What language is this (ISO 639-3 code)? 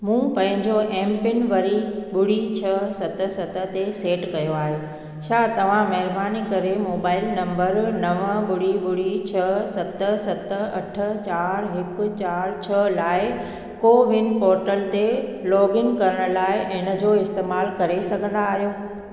snd